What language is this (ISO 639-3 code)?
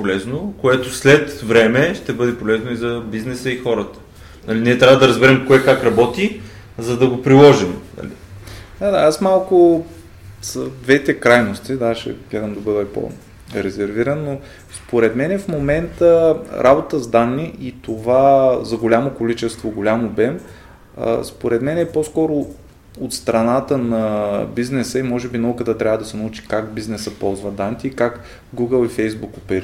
bul